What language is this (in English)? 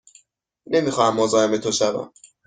Persian